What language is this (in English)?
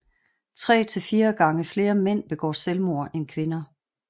Danish